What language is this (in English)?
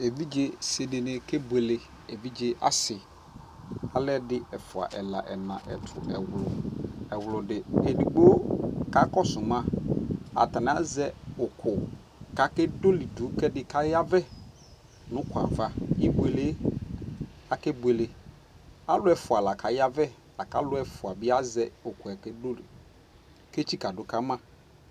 Ikposo